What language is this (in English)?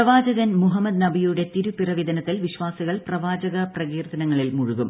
Malayalam